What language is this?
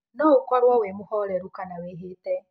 Kikuyu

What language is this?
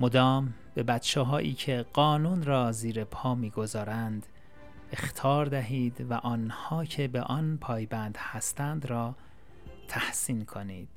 Persian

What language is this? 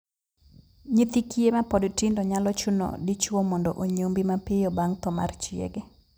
Luo (Kenya and Tanzania)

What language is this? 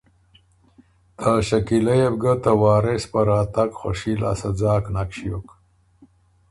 Ormuri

